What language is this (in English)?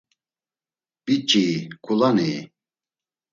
Laz